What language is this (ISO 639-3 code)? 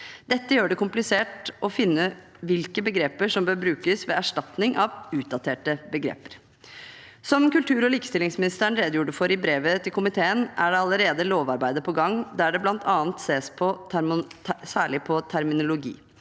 nor